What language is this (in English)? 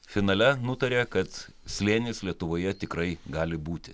Lithuanian